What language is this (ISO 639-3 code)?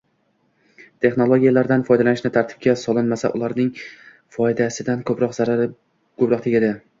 uzb